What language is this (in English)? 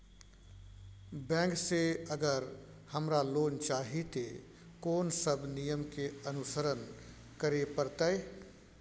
Maithili